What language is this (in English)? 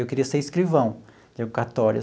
Portuguese